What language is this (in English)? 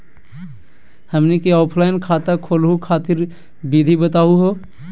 Magahi